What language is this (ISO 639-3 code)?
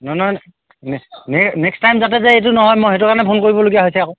asm